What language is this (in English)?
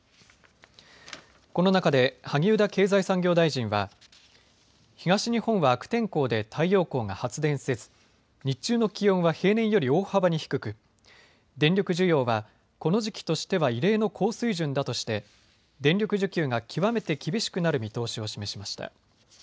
Japanese